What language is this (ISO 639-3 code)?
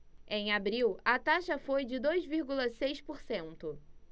por